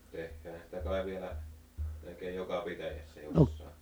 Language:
Finnish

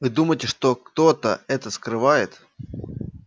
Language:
Russian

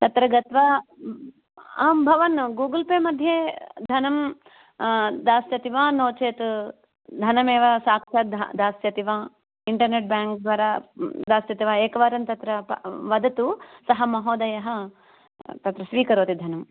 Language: Sanskrit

